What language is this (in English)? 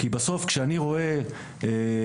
Hebrew